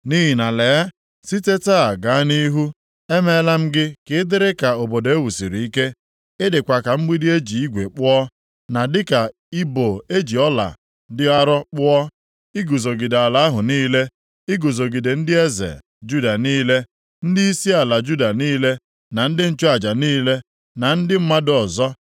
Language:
Igbo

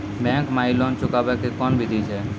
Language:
Maithili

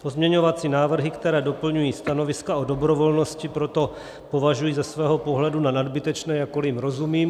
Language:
Czech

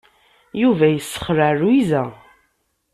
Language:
Kabyle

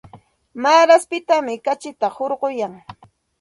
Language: Santa Ana de Tusi Pasco Quechua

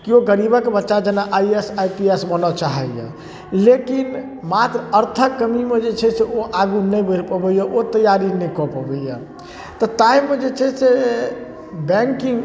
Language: Maithili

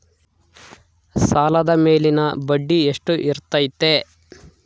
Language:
Kannada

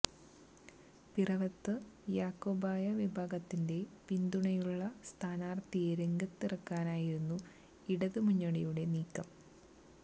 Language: Malayalam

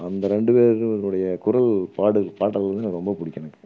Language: Tamil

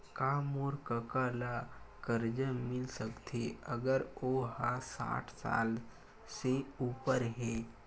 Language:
Chhattisgarhi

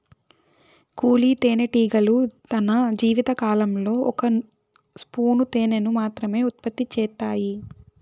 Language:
Telugu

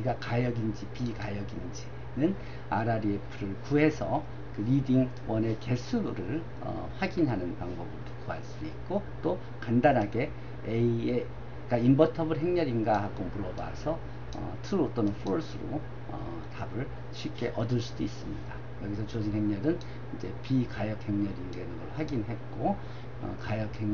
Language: Korean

